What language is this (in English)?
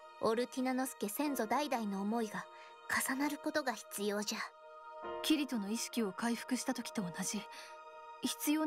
Japanese